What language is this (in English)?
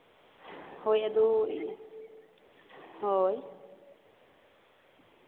Santali